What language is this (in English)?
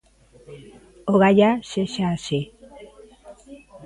Galician